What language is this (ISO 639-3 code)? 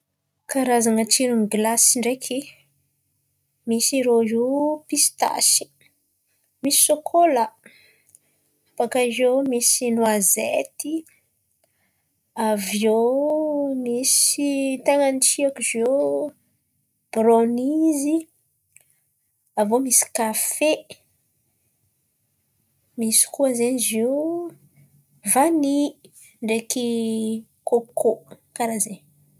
xmv